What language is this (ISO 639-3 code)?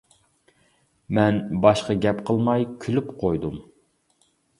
uig